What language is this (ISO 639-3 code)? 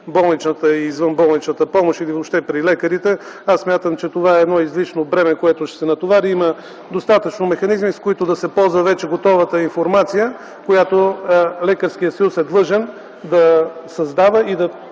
bul